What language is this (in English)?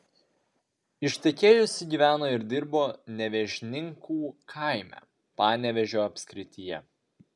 Lithuanian